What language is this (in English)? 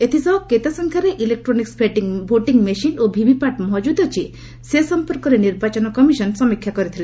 Odia